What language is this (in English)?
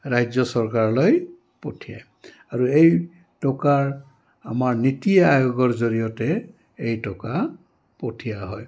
Assamese